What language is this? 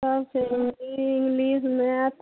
Maithili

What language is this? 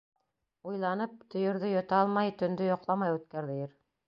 Bashkir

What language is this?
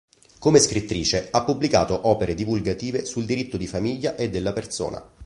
Italian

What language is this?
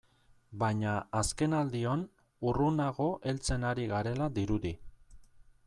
Basque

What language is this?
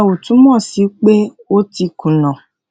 Yoruba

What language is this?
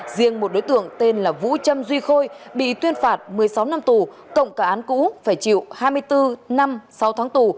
Vietnamese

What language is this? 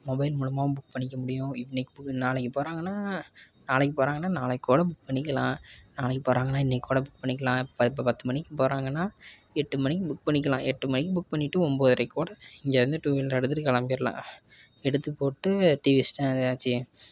Tamil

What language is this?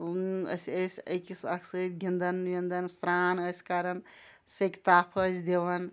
Kashmiri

